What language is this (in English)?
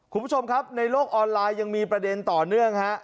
Thai